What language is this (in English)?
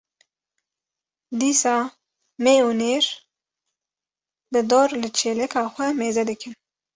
Kurdish